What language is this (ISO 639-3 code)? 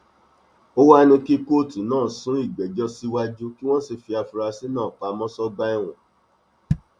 yor